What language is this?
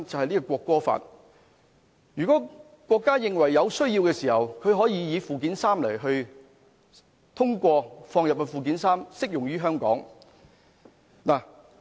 Cantonese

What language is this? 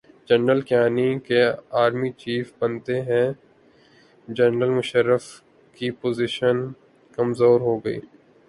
Urdu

